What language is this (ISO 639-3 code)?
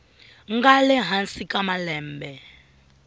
tso